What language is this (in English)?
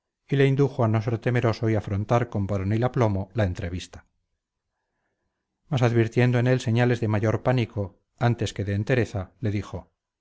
Spanish